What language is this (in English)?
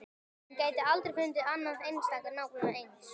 Icelandic